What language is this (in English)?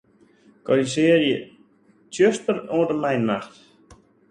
Western Frisian